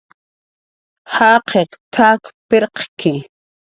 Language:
Jaqaru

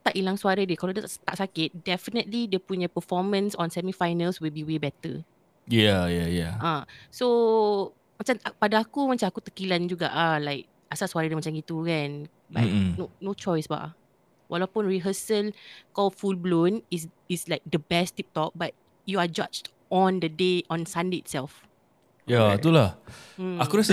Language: Malay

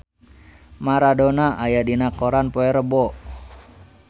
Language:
Sundanese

